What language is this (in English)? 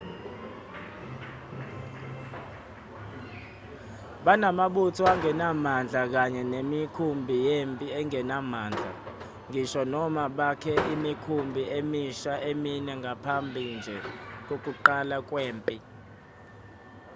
Zulu